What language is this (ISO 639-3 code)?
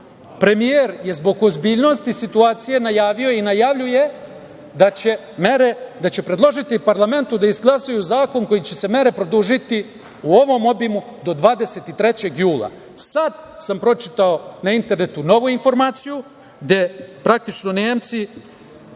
srp